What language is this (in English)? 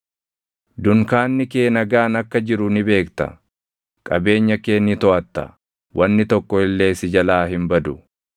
Oromo